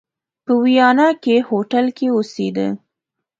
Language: Pashto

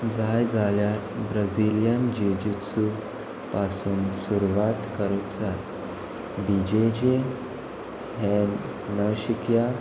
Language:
Konkani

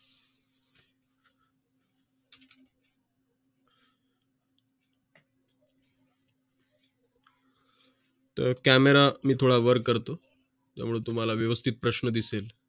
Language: Marathi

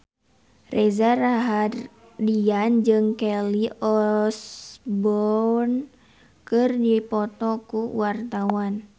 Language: Sundanese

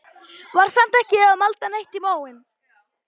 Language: Icelandic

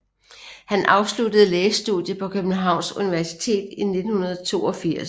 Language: Danish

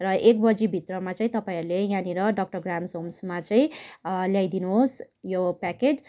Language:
Nepali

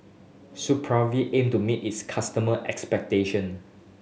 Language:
English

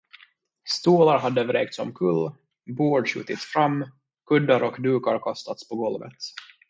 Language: Swedish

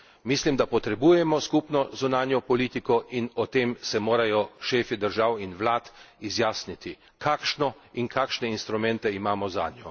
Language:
Slovenian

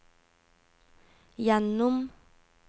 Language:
Norwegian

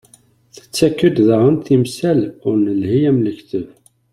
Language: Kabyle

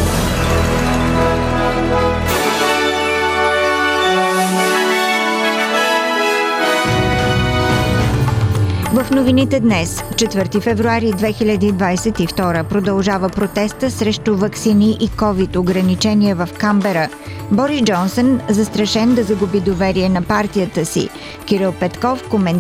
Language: Bulgarian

